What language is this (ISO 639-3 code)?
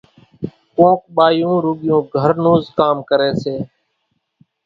gjk